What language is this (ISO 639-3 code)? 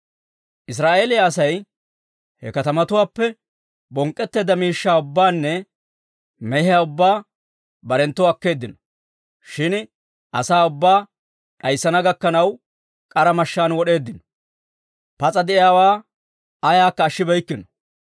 dwr